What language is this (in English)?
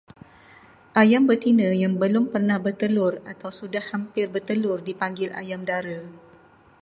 Malay